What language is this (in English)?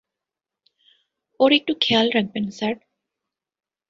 Bangla